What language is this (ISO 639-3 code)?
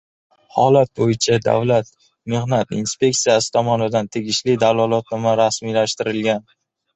uzb